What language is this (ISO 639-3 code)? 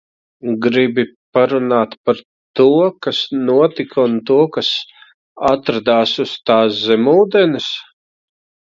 lav